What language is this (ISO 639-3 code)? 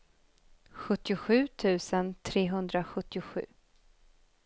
swe